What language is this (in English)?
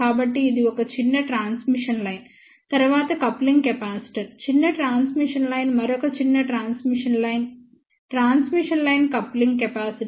Telugu